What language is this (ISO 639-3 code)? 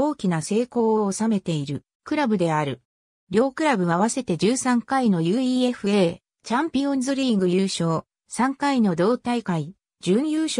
jpn